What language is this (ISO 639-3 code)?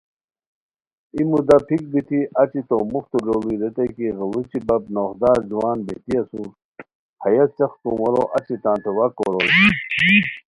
khw